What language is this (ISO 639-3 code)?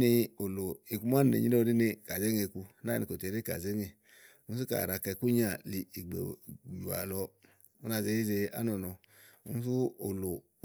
ahl